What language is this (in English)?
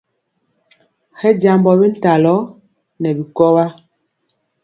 Mpiemo